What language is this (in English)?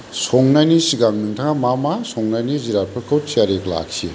Bodo